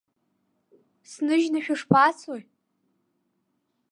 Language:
Abkhazian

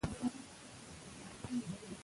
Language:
Pashto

